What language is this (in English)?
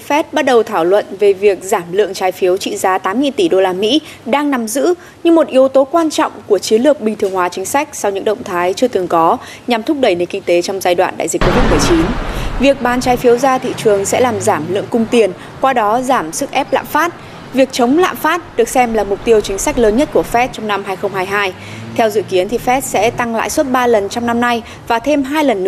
Vietnamese